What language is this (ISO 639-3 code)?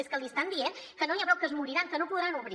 cat